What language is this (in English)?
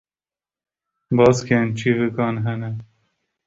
Kurdish